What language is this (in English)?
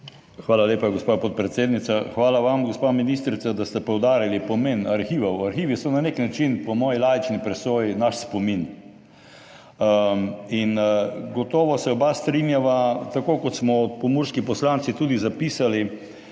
Slovenian